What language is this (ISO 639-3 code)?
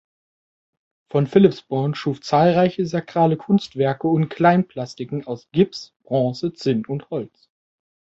deu